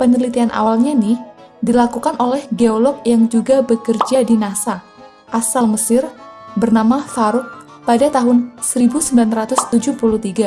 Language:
Indonesian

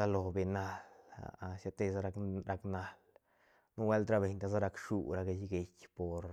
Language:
Santa Catarina Albarradas Zapotec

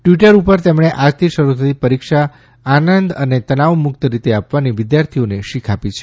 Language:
Gujarati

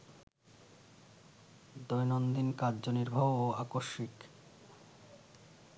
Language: Bangla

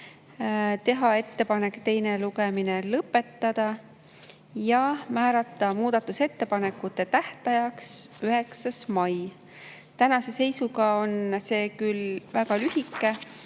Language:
Estonian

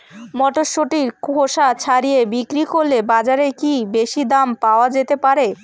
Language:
Bangla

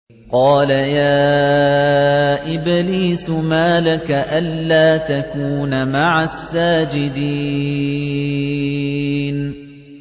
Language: Arabic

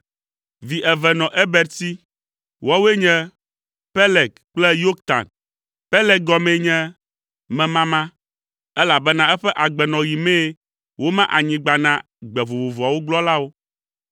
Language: Ewe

